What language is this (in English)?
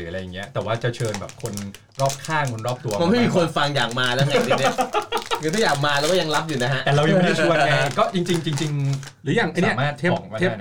Thai